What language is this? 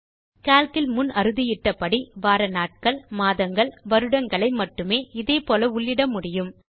Tamil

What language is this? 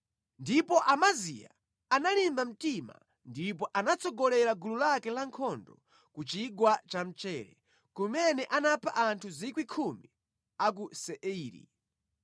Nyanja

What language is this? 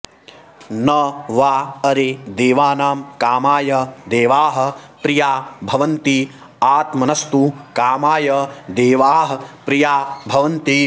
Sanskrit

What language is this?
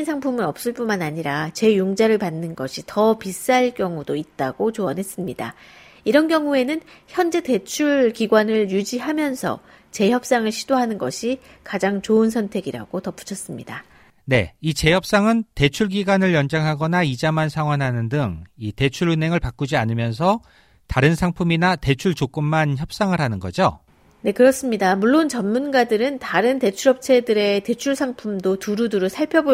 Korean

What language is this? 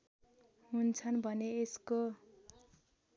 Nepali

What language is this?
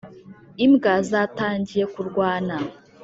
Kinyarwanda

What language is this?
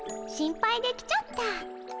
Japanese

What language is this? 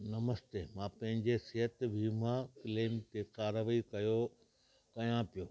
Sindhi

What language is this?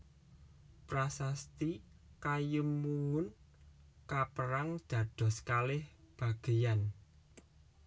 Javanese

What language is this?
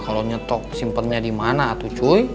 Indonesian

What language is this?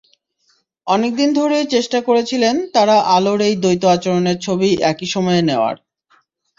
Bangla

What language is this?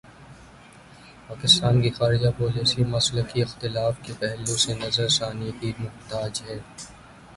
Urdu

